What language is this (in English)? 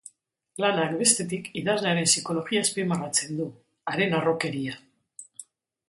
Basque